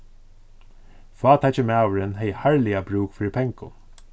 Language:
Faroese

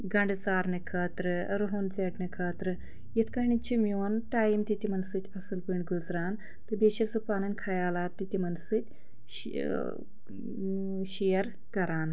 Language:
Kashmiri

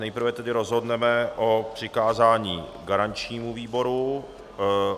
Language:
Czech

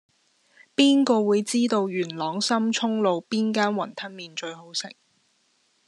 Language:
Cantonese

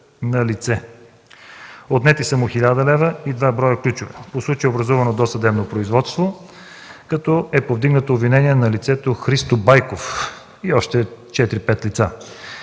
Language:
Bulgarian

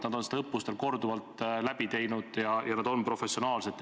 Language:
Estonian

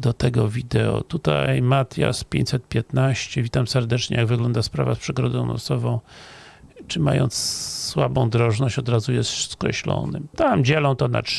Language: Polish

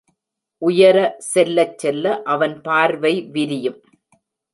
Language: Tamil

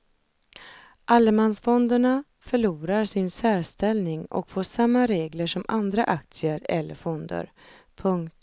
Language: Swedish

